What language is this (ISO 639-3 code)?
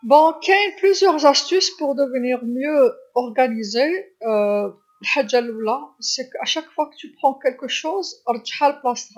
arq